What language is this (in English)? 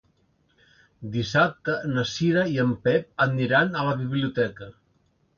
Catalan